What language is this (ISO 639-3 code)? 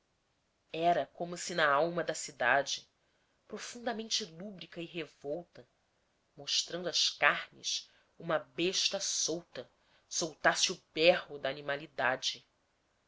por